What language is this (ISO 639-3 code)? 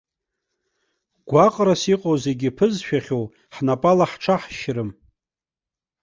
abk